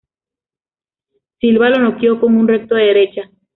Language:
Spanish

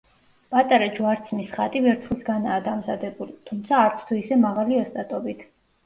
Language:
Georgian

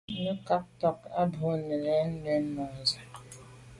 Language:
Medumba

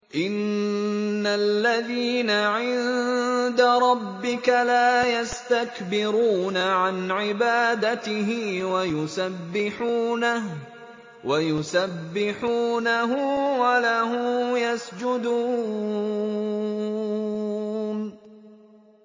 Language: Arabic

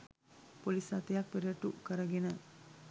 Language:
Sinhala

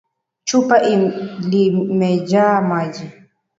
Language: Swahili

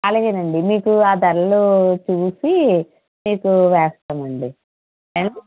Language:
Telugu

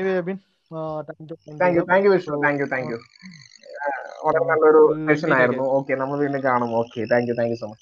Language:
Malayalam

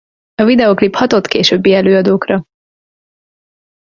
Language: Hungarian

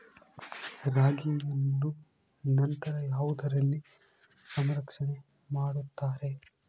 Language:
Kannada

